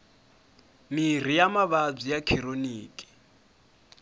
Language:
Tsonga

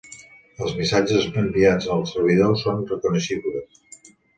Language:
Catalan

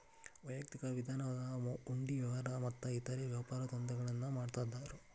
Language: Kannada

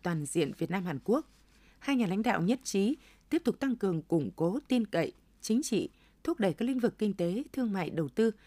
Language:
Vietnamese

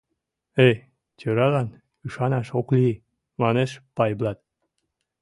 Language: Mari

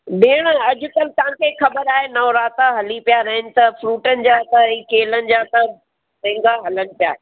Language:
Sindhi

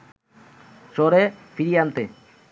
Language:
Bangla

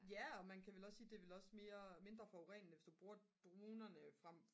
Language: Danish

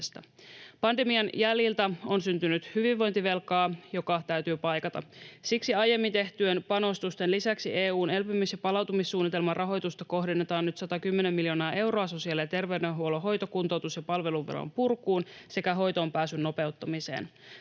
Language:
Finnish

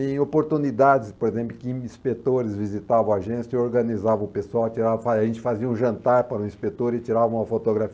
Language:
Portuguese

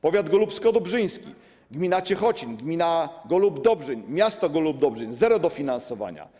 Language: Polish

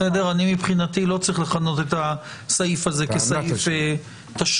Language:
Hebrew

